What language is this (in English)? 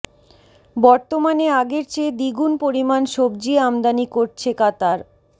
Bangla